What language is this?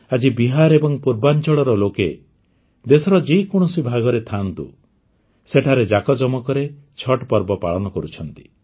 Odia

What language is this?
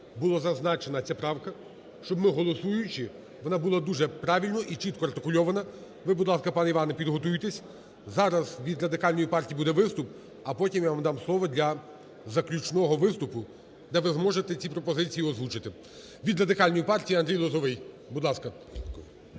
Ukrainian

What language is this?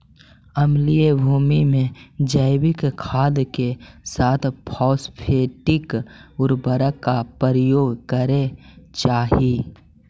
Magahi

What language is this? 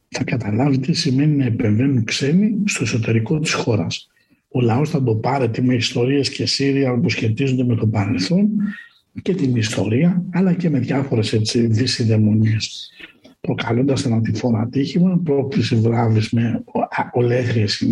Greek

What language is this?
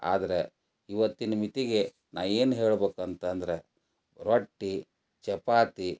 Kannada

